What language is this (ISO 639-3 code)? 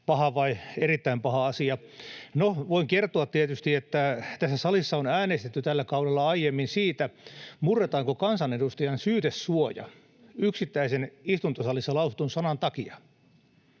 fin